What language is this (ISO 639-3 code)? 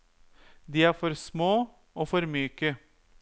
nor